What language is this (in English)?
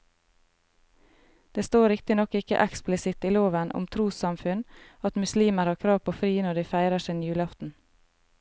Norwegian